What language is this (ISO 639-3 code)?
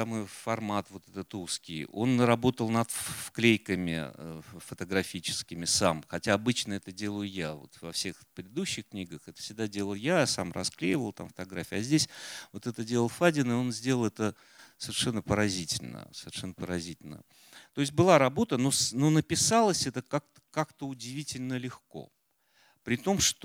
rus